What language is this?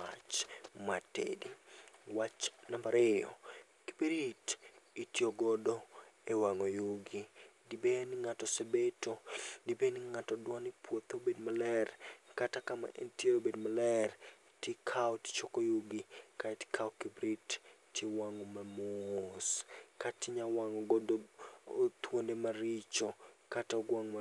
Luo (Kenya and Tanzania)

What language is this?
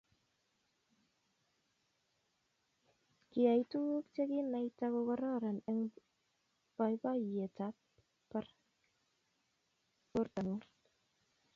Kalenjin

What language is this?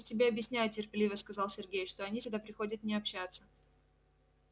Russian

